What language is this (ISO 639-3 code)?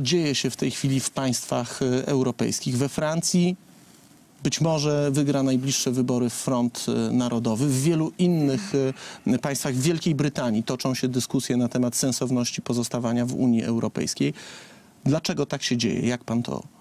pol